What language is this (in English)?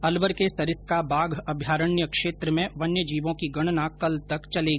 Hindi